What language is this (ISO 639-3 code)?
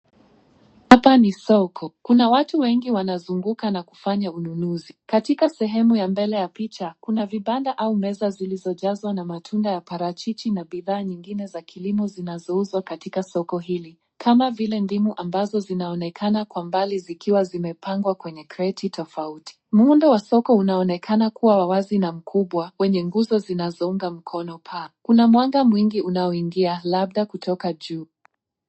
swa